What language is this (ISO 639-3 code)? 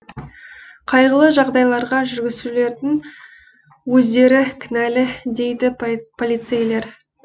kaz